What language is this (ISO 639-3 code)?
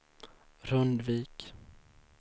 swe